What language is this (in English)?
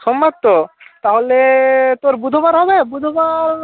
Bangla